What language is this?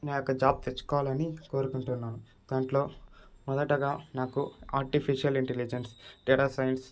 Telugu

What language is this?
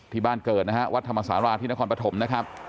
Thai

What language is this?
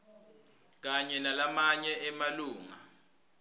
Swati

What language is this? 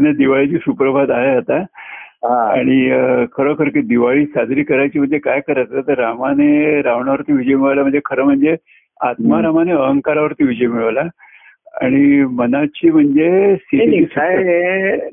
Marathi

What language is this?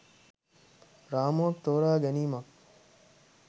Sinhala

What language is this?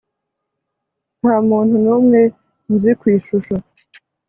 Kinyarwanda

